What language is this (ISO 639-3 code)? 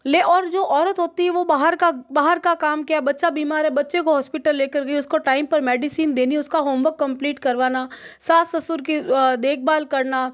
hin